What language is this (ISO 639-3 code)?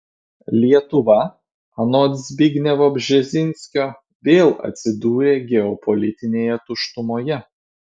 lit